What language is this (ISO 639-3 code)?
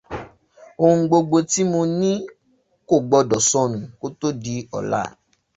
yor